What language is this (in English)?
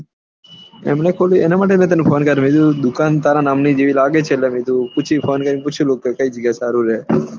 Gujarati